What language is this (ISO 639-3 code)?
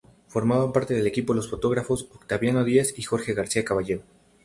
spa